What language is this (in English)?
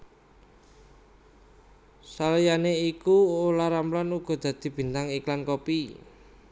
Javanese